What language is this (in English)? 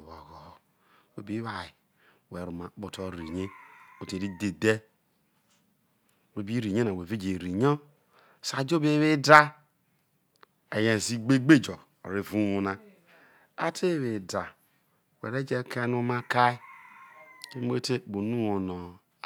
Isoko